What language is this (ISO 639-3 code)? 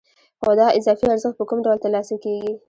pus